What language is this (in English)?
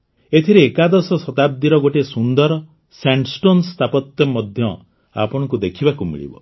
Odia